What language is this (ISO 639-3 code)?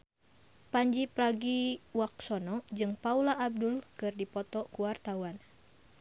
sun